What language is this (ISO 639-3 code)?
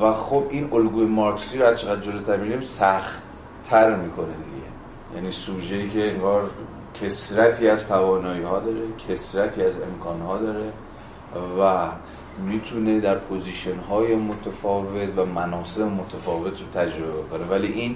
fas